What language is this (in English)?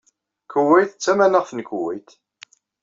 Kabyle